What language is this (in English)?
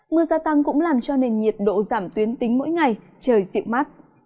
Vietnamese